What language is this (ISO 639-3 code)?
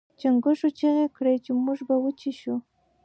pus